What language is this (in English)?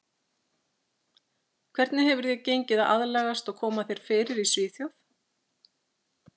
Icelandic